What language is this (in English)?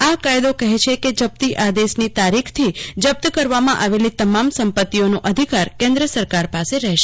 Gujarati